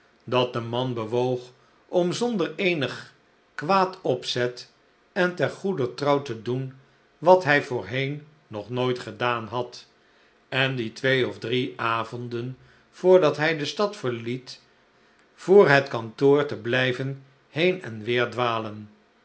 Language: Dutch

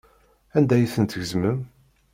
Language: Kabyle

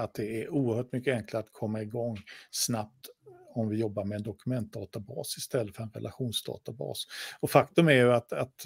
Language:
Swedish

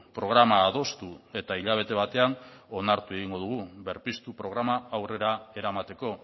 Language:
Basque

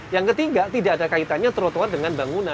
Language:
Indonesian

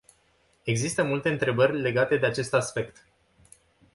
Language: Romanian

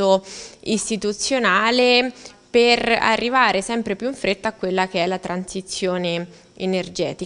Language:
Italian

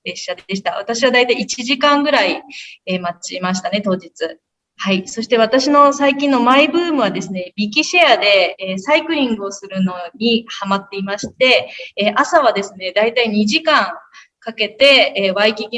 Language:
Japanese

